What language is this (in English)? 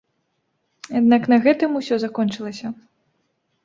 Belarusian